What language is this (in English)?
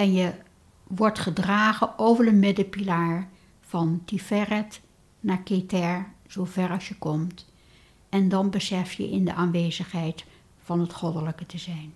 Dutch